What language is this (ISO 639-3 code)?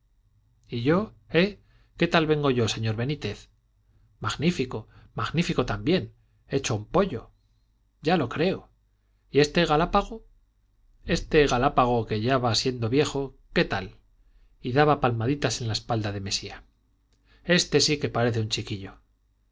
spa